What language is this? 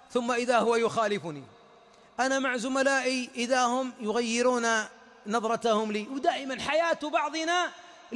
Arabic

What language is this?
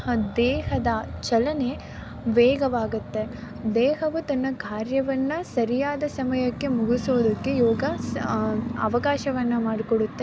Kannada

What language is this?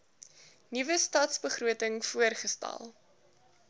Afrikaans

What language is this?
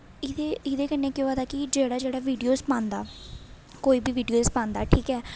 Dogri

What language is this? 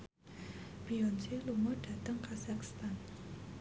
Javanese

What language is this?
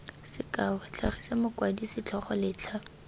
Tswana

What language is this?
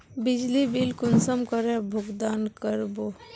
Magahi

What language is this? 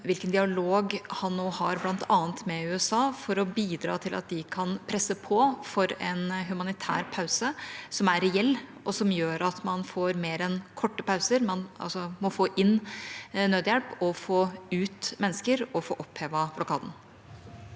Norwegian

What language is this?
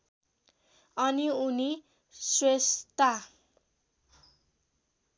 Nepali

